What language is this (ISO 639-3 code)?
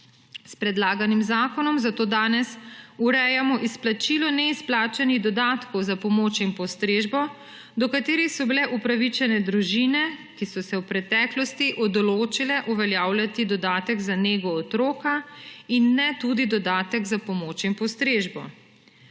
slv